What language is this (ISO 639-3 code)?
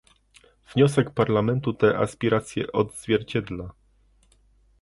pol